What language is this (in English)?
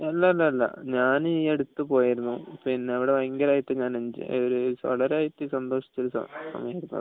Malayalam